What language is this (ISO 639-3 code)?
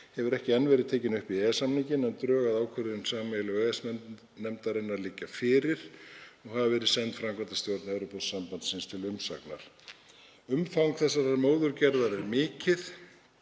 isl